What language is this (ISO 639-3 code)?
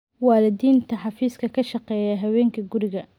som